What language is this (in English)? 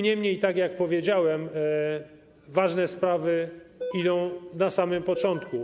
Polish